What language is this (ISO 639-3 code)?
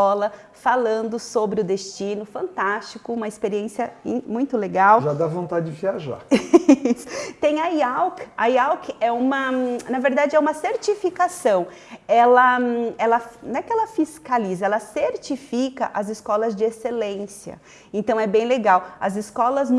por